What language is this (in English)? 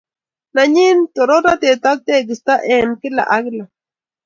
Kalenjin